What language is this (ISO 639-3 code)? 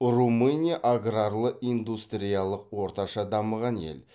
kaz